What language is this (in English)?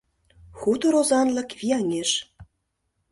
Mari